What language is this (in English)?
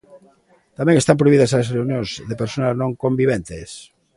Galician